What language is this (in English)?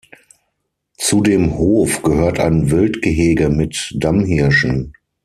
German